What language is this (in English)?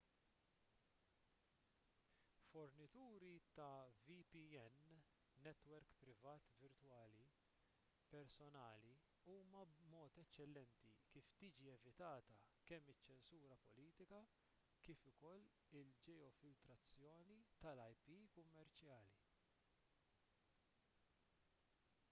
Maltese